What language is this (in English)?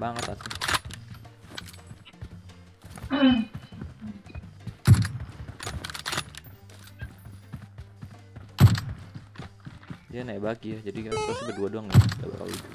Indonesian